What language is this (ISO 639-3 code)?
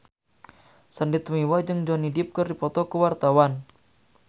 sun